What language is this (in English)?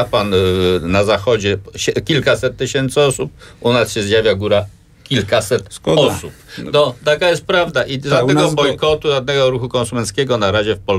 Polish